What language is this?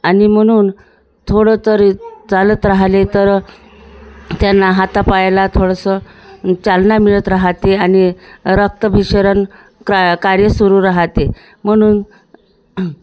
Marathi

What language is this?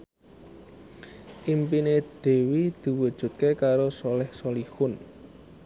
Javanese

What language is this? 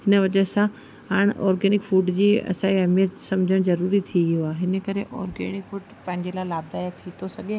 Sindhi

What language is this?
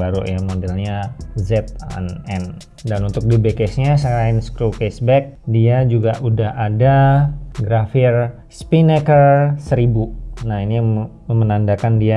Indonesian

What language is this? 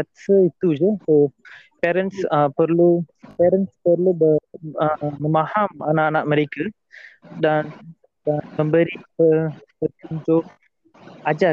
Malay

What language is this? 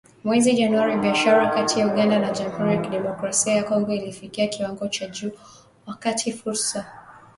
Swahili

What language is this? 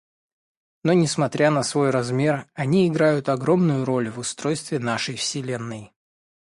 Russian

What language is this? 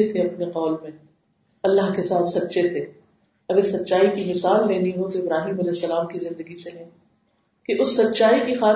Urdu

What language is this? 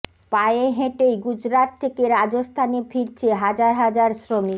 Bangla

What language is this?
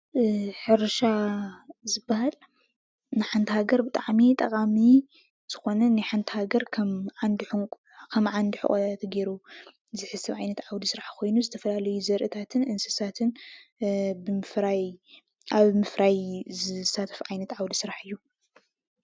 Tigrinya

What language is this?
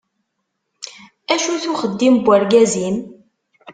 Kabyle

